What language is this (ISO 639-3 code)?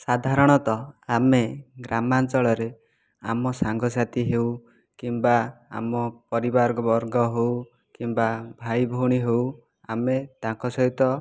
ori